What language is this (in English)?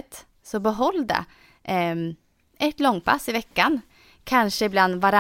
Swedish